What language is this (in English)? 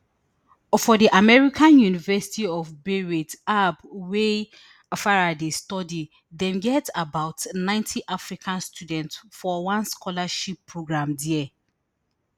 Nigerian Pidgin